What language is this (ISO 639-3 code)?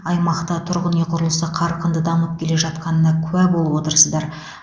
kaz